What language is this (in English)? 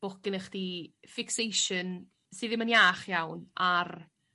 Welsh